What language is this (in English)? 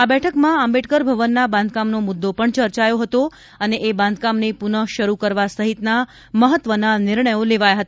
Gujarati